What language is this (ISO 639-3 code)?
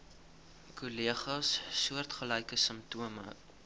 afr